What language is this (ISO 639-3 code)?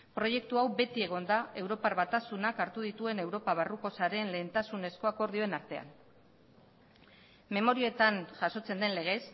eus